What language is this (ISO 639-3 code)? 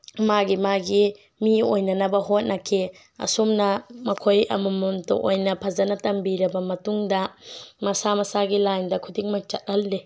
mni